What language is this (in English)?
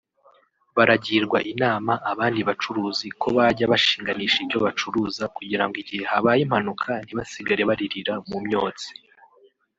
Kinyarwanda